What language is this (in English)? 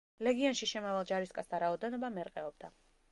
Georgian